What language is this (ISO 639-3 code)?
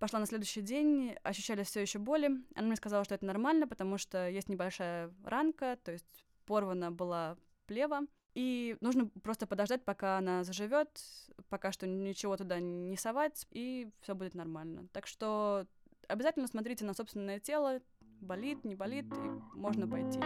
rus